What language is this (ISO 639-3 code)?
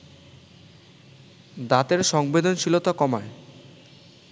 ben